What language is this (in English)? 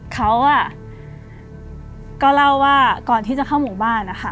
Thai